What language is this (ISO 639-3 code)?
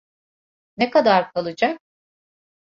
tur